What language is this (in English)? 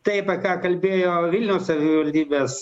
Lithuanian